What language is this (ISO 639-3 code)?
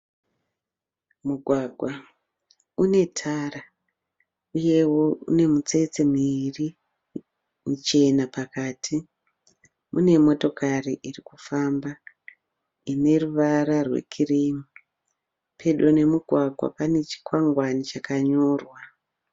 sna